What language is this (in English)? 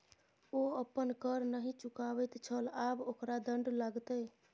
Maithili